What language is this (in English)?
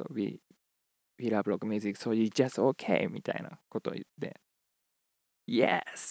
Japanese